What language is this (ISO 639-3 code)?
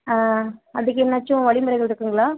tam